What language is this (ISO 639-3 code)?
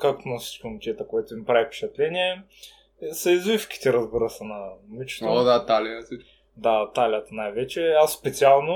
bul